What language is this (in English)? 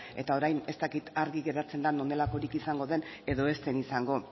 Basque